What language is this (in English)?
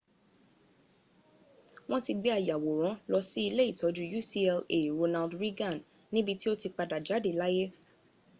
Yoruba